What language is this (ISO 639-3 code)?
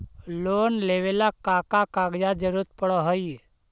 mag